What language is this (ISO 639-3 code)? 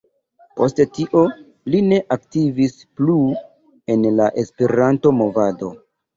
epo